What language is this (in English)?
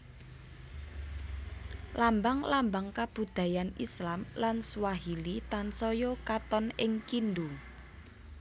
Javanese